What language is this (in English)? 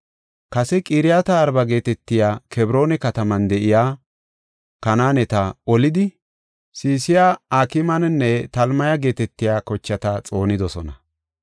Gofa